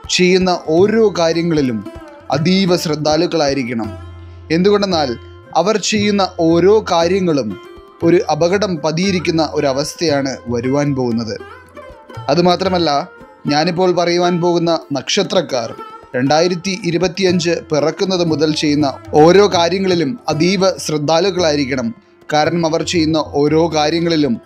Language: Malayalam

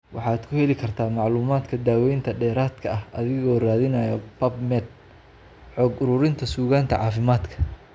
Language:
Somali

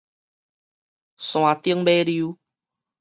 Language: Min Nan Chinese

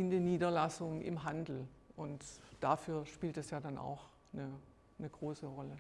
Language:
German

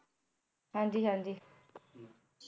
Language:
Punjabi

